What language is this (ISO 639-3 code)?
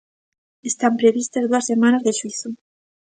glg